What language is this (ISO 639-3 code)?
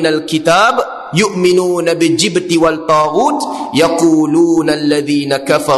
msa